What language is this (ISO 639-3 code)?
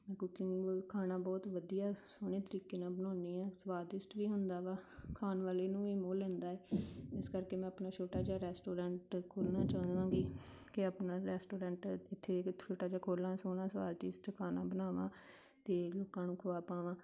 pan